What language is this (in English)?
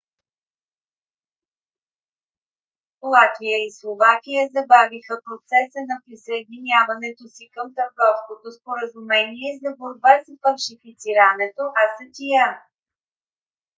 Bulgarian